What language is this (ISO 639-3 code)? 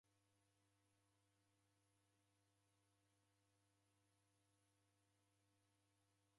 dav